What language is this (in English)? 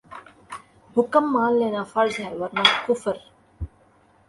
Urdu